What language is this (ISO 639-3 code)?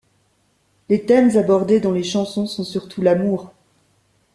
fra